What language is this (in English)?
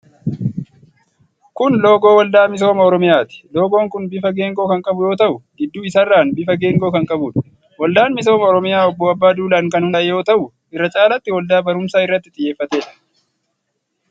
Oromo